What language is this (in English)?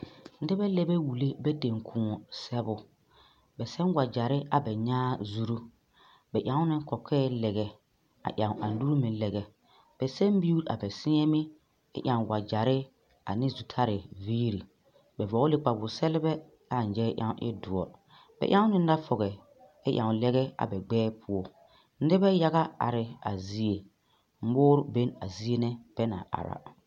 Southern Dagaare